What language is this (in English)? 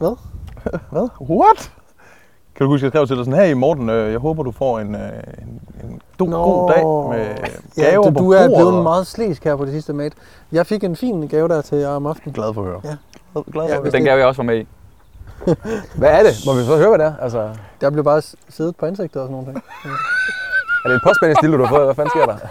Danish